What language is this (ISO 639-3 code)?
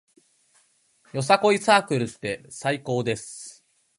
jpn